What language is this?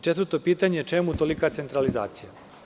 Serbian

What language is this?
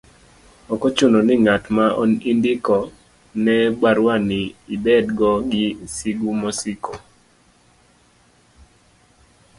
Luo (Kenya and Tanzania)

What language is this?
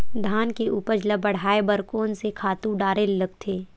Chhattisgarhi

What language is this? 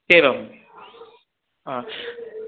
Sanskrit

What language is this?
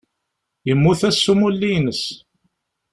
Kabyle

